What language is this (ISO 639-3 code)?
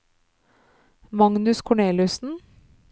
nor